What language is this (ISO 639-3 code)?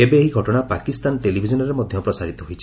ori